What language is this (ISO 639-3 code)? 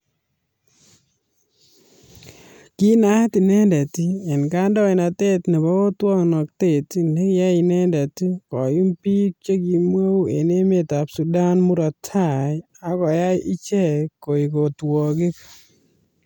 kln